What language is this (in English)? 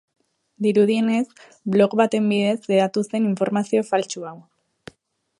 Basque